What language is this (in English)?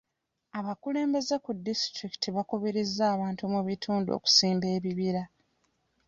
Ganda